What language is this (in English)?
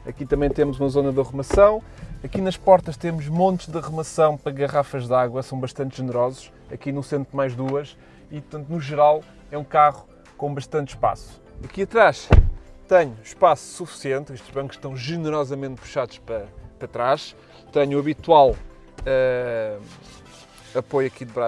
Portuguese